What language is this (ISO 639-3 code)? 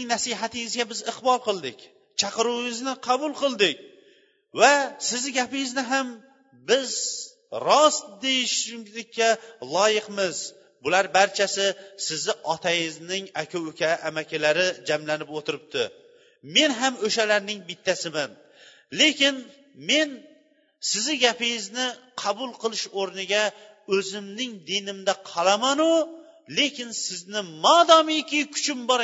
bul